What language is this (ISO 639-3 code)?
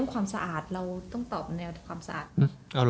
tha